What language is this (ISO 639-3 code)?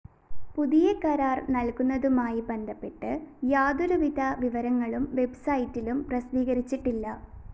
mal